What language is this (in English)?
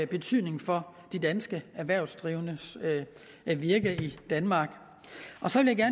Danish